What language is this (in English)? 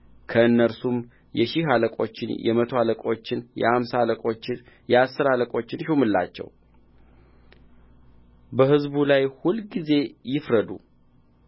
Amharic